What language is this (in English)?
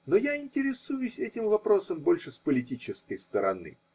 Russian